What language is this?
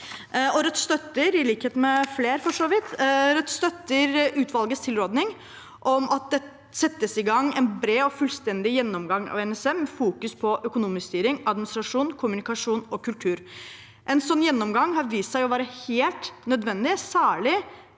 Norwegian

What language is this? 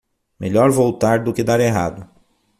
Portuguese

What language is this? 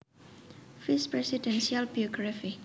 Javanese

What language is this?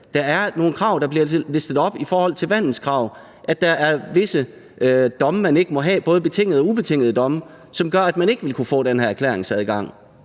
Danish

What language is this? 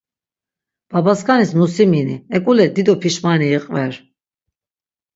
Laz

